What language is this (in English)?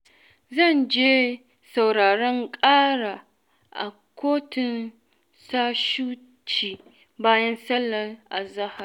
Hausa